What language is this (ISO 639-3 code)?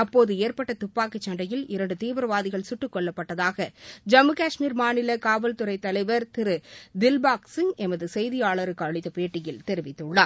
tam